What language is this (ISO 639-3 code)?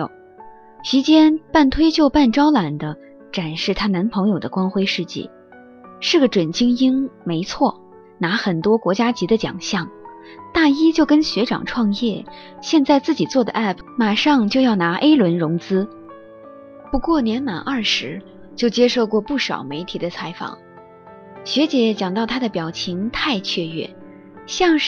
zho